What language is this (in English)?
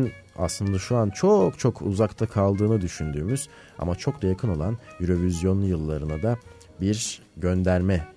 Turkish